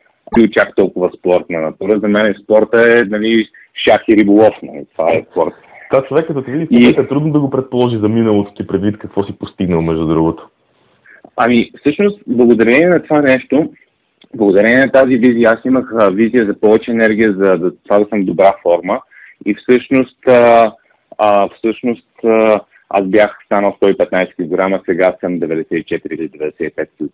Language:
Bulgarian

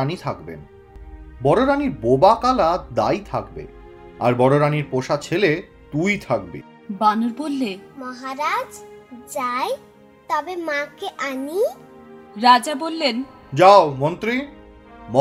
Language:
Bangla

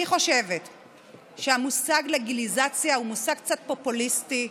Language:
Hebrew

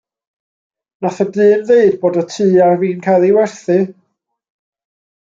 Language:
Welsh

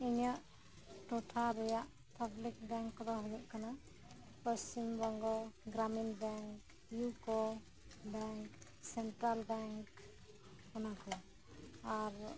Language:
Santali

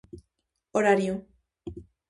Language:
Galician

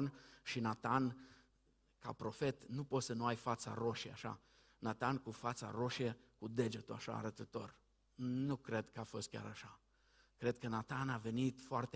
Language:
Romanian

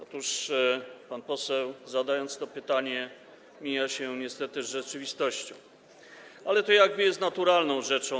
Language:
Polish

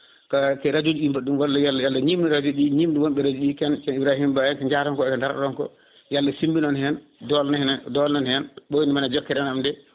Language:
Fula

